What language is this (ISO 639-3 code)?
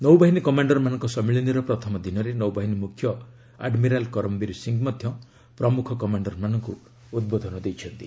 ori